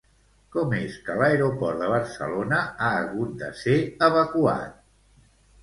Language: Catalan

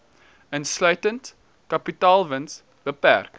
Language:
Afrikaans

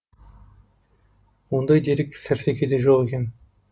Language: Kazakh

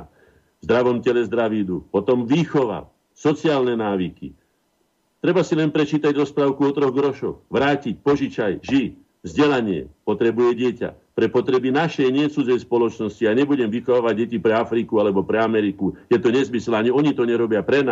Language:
Slovak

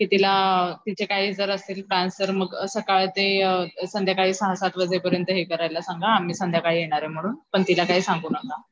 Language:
Marathi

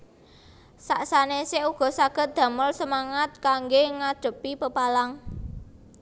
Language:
Javanese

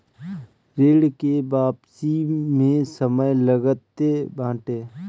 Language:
Bhojpuri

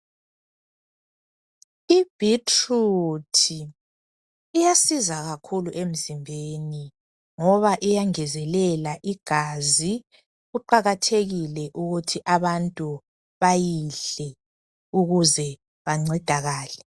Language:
North Ndebele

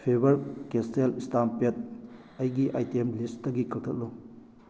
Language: Manipuri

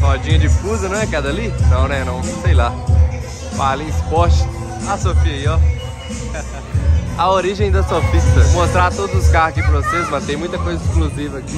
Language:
Portuguese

